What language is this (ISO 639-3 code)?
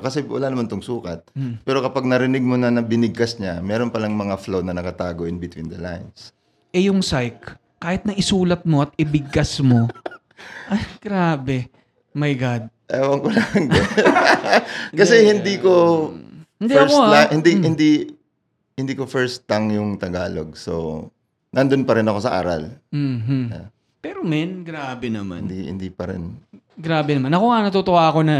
fil